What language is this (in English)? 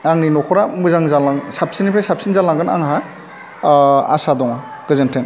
Bodo